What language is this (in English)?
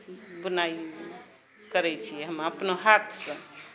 Maithili